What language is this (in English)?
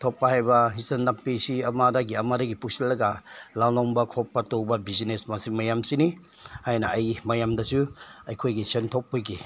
Manipuri